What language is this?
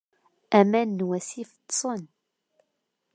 Kabyle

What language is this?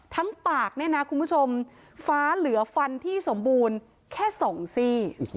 Thai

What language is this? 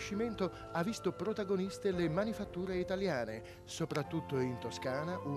Italian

